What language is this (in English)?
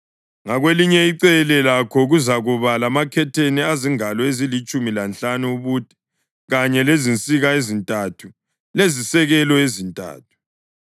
North Ndebele